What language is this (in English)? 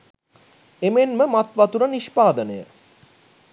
Sinhala